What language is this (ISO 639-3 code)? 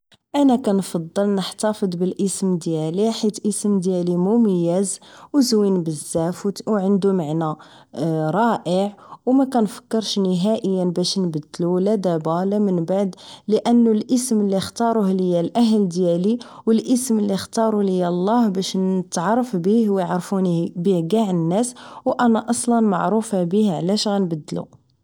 ary